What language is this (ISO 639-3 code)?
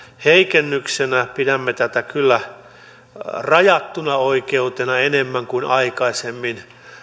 fin